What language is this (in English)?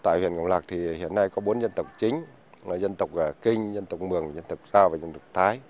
Vietnamese